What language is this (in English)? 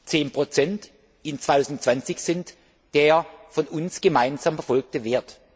German